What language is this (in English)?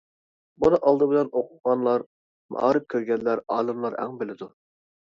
Uyghur